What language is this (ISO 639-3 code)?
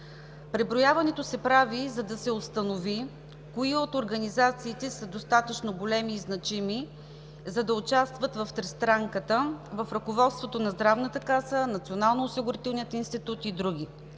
bul